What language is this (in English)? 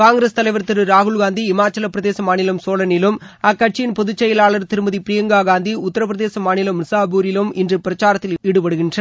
Tamil